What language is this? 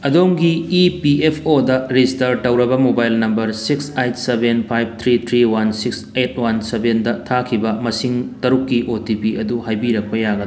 Manipuri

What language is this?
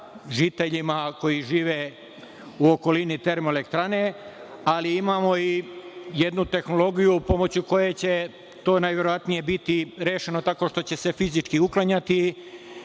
Serbian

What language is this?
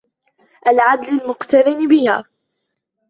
Arabic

